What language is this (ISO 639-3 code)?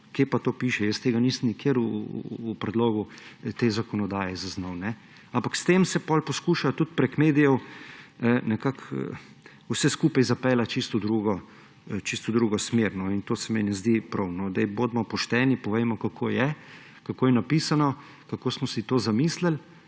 slv